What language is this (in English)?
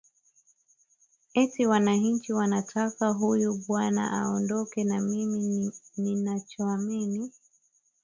Swahili